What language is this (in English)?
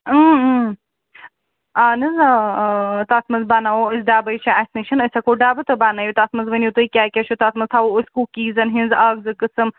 Kashmiri